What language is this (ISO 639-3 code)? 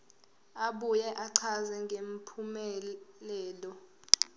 zul